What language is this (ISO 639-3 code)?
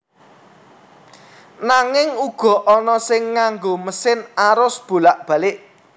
jav